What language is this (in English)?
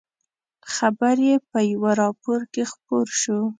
Pashto